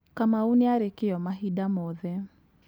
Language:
Kikuyu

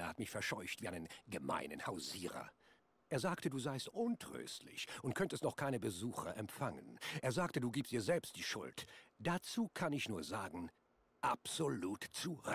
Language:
German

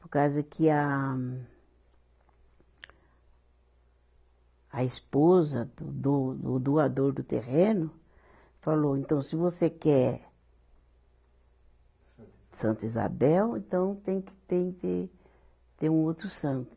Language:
Portuguese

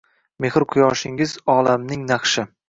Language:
Uzbek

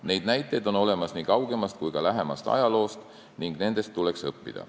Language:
Estonian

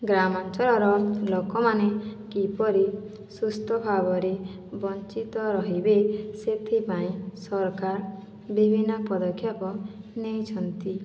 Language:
Odia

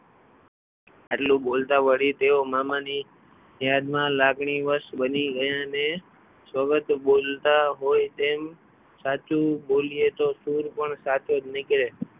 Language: Gujarati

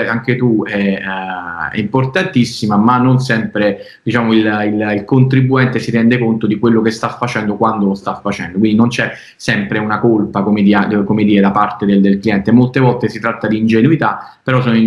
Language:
Italian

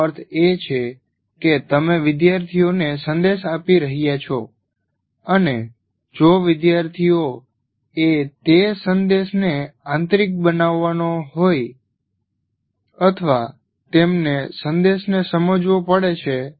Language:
Gujarati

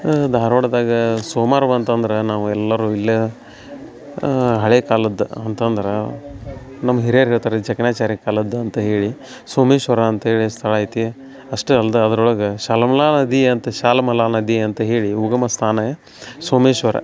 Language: Kannada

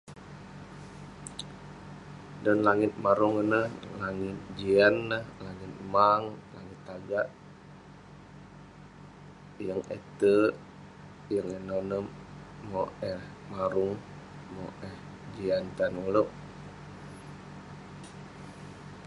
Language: Western Penan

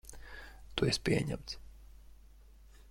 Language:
Latvian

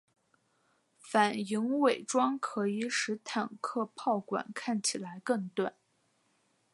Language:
Chinese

